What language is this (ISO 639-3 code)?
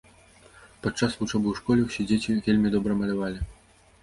bel